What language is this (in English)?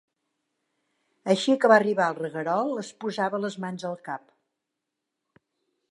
Catalan